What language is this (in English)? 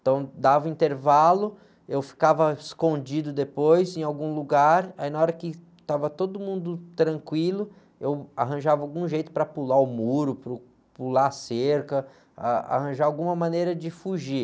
Portuguese